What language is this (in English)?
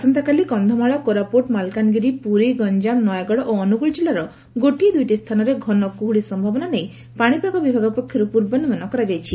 Odia